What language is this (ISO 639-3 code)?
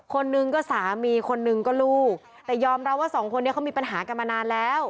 tha